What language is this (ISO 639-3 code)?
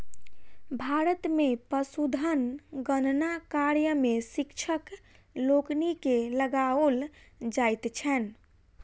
mai